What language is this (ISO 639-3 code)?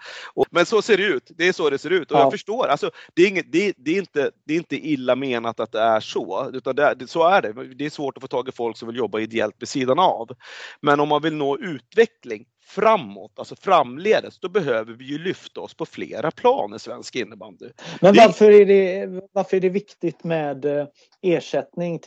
swe